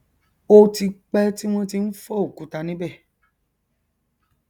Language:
Yoruba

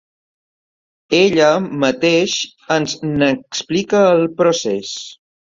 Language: Catalan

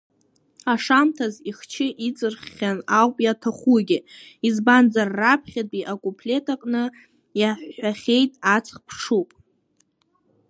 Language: Abkhazian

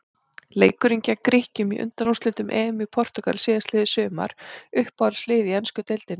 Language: Icelandic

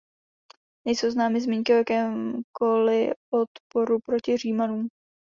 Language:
Czech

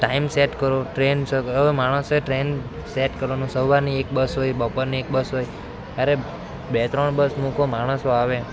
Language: Gujarati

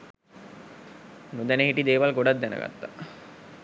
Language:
Sinhala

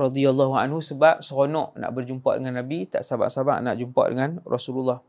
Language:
Malay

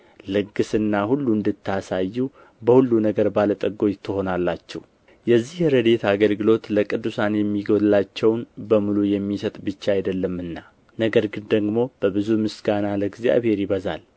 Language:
Amharic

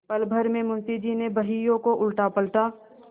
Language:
Hindi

